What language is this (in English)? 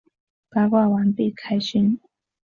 Chinese